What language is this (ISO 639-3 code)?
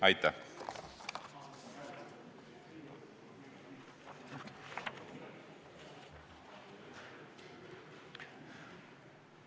est